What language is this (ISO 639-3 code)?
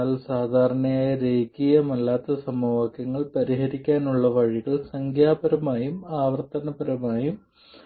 mal